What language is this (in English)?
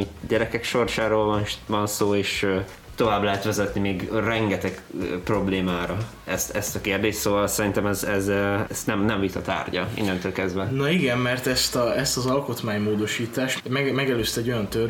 Hungarian